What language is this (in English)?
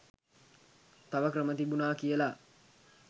Sinhala